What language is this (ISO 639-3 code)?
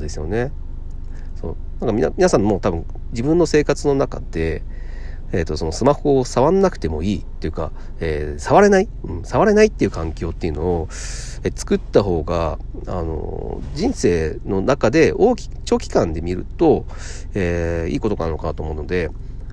jpn